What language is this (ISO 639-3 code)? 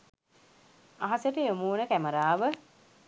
sin